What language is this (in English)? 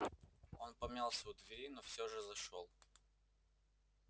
Russian